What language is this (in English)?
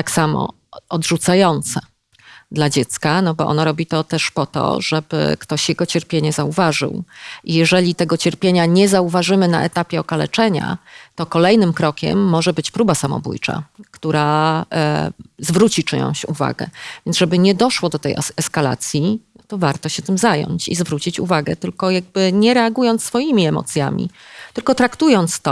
Polish